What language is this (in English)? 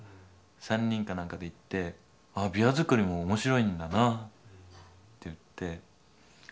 Japanese